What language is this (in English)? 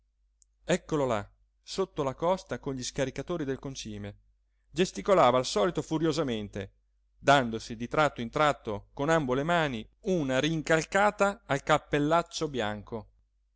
Italian